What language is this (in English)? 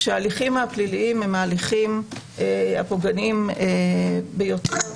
Hebrew